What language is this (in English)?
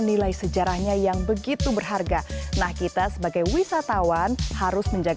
Indonesian